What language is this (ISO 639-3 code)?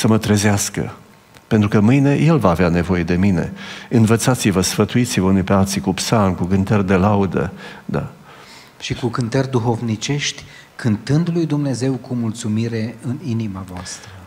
ron